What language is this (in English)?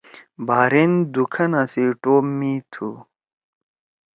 Torwali